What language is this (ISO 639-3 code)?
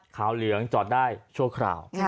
tha